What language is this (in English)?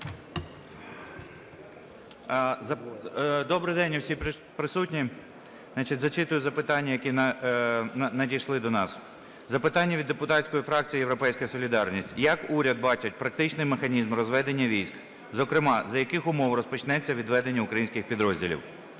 Ukrainian